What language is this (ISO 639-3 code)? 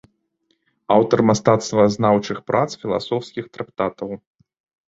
bel